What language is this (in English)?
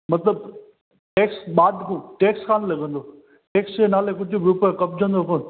Sindhi